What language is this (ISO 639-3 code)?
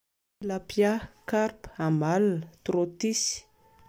mlg